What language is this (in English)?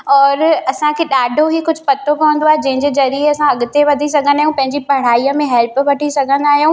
Sindhi